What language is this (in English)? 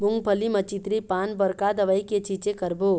Chhattisgarhi